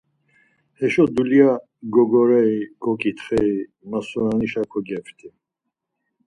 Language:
Laz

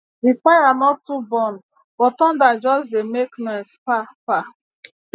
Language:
Nigerian Pidgin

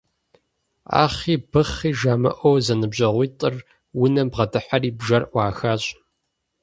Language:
Kabardian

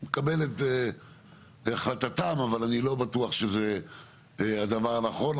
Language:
Hebrew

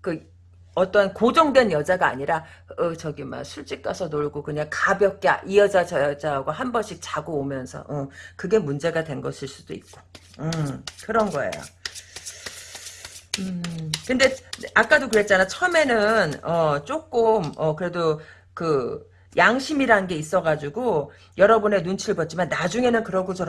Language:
Korean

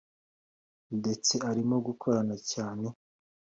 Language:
Kinyarwanda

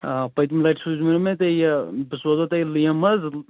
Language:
Kashmiri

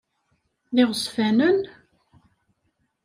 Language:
Kabyle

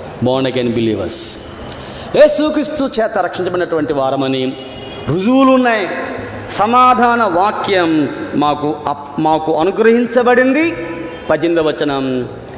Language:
Telugu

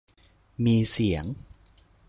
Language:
Thai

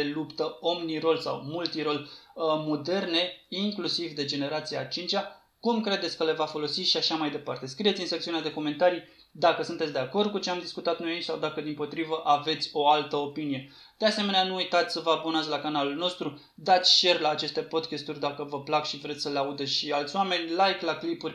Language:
Romanian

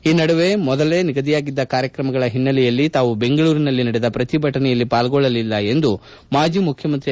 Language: Kannada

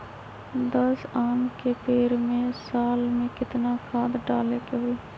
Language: Magahi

